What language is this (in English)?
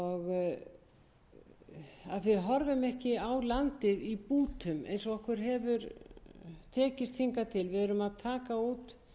Icelandic